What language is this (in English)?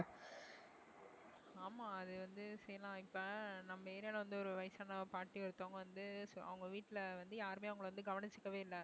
Tamil